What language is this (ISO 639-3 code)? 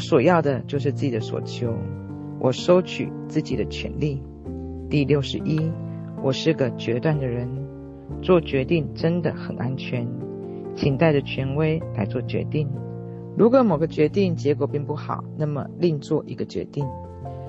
zho